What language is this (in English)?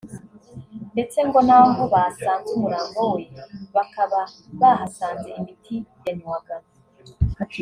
Kinyarwanda